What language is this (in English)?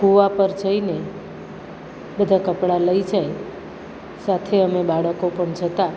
Gujarati